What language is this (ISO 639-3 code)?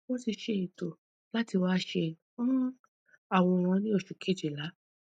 yor